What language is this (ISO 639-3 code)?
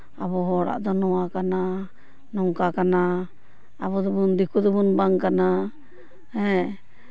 sat